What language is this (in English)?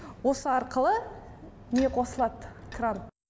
Kazakh